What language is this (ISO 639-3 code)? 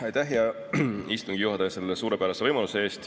est